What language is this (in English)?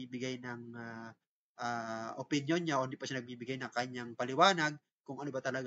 Filipino